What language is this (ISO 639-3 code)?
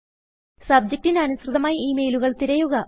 mal